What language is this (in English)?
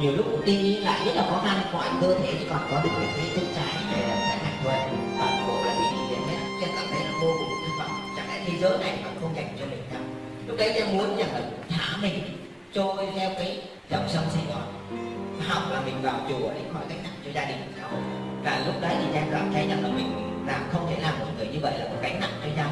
Vietnamese